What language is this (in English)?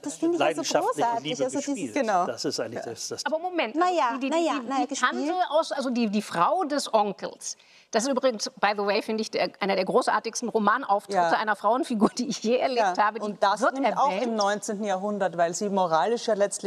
German